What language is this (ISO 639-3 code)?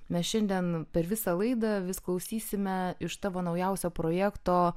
lit